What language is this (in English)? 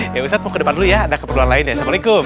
Indonesian